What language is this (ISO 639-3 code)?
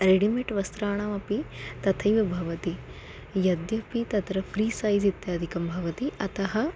san